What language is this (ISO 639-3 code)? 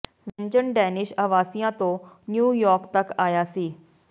pan